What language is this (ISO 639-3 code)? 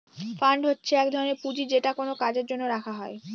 ben